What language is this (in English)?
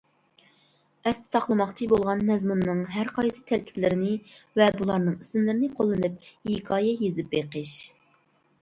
Uyghur